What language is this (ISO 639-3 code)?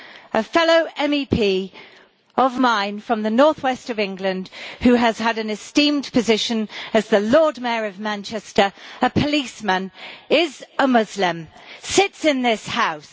eng